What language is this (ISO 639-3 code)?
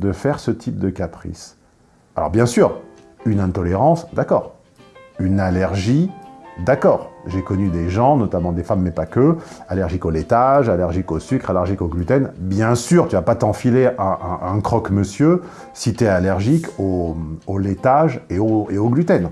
fra